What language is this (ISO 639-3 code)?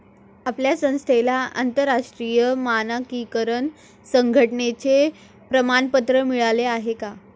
mar